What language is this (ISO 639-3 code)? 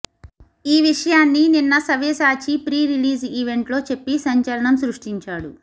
tel